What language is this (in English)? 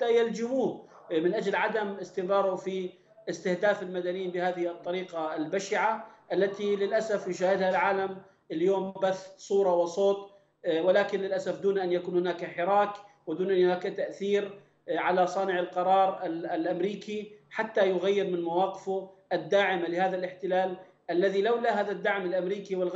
Arabic